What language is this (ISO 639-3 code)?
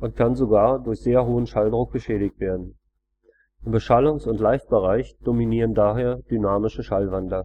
deu